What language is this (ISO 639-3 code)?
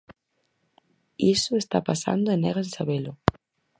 glg